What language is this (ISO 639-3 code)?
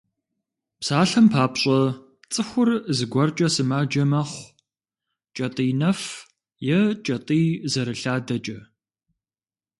kbd